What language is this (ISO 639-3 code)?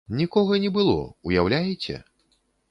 bel